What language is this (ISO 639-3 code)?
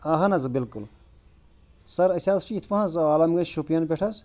kas